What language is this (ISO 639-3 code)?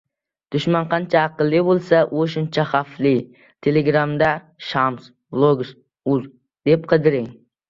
uzb